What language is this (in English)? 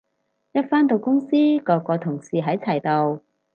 Cantonese